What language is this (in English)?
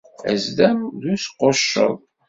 Kabyle